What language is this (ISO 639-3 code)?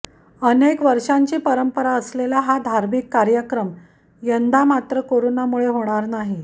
mar